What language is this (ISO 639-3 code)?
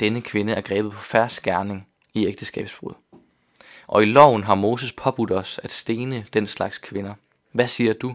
dan